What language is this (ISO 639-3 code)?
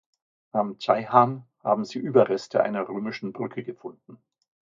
deu